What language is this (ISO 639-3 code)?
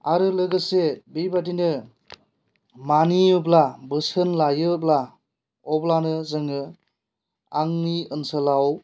brx